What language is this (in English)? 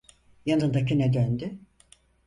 Turkish